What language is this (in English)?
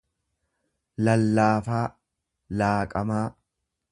Oromo